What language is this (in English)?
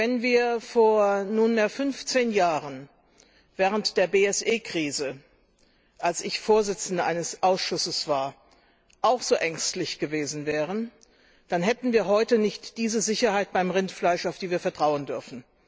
German